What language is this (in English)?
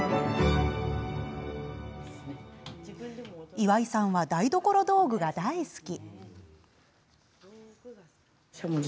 Japanese